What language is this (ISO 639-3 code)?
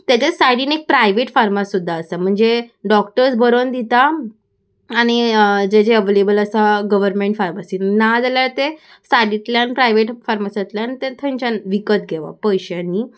kok